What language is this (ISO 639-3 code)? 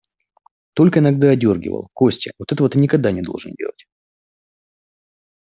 rus